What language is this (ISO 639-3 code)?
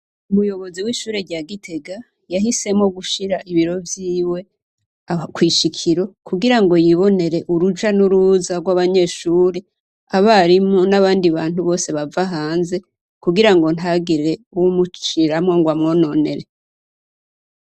run